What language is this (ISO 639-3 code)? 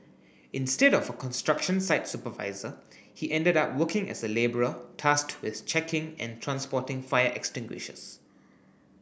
eng